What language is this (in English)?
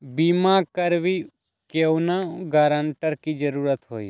Magahi